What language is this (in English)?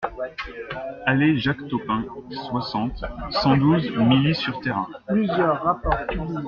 French